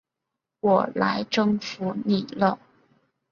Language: Chinese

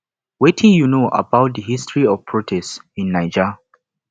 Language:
Nigerian Pidgin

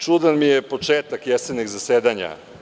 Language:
Serbian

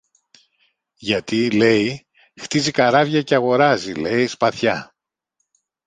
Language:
Greek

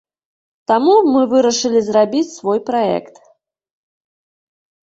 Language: Belarusian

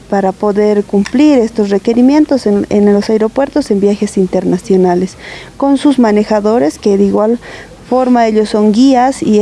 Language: Spanish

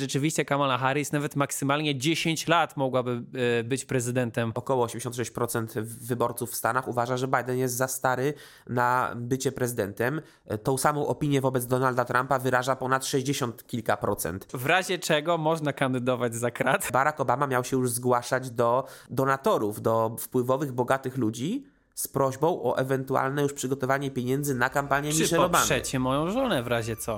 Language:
Polish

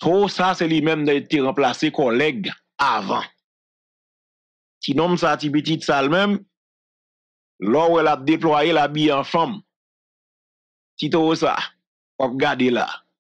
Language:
French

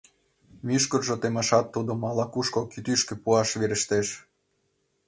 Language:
Mari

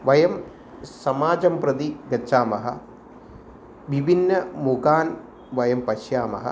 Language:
Sanskrit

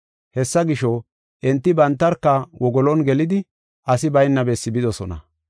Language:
Gofa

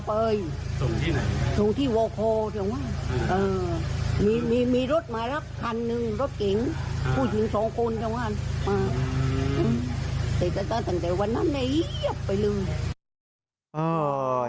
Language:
Thai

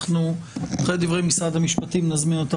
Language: Hebrew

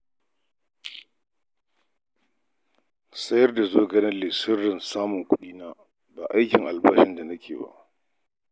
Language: Hausa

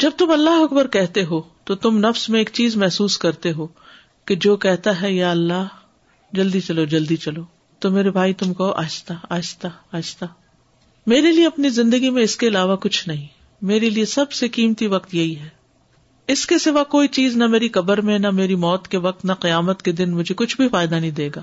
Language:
Urdu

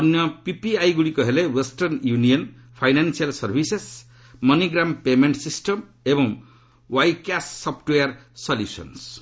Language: Odia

